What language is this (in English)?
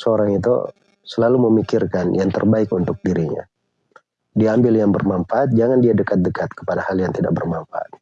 Indonesian